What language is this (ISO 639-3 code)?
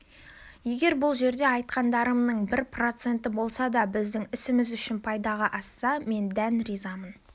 kaz